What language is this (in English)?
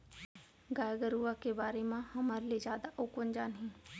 Chhattisgarhi